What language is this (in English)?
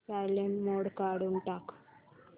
Marathi